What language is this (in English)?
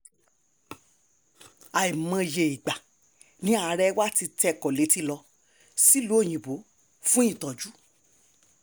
Yoruba